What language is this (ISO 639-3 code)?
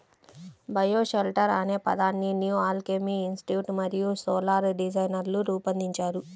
tel